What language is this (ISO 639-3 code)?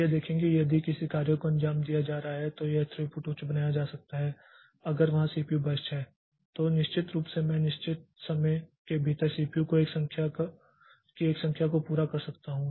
hin